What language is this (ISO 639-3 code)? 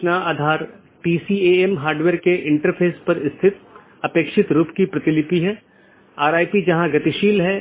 hin